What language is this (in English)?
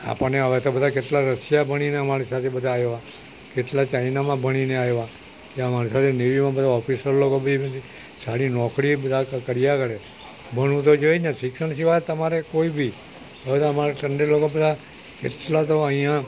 Gujarati